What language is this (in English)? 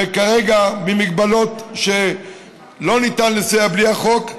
Hebrew